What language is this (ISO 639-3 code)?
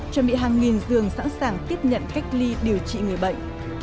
vie